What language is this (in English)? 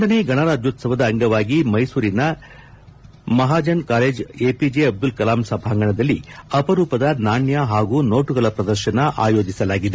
Kannada